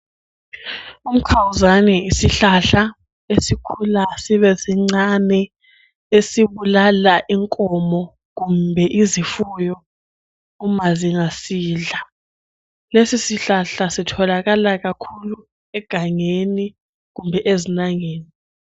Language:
North Ndebele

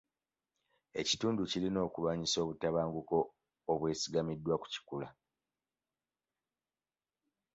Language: Ganda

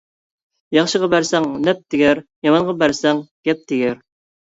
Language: Uyghur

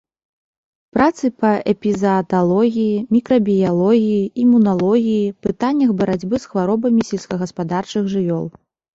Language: Belarusian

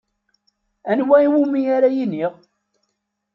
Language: Kabyle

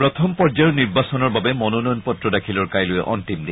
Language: Assamese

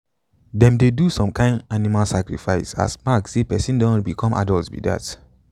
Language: Nigerian Pidgin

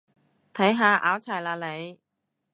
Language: Cantonese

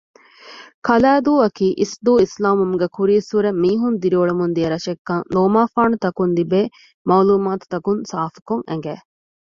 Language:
Divehi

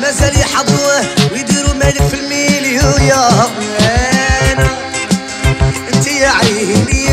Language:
Arabic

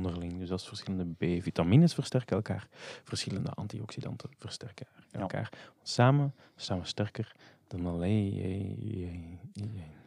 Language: Dutch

